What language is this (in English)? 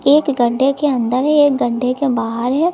Hindi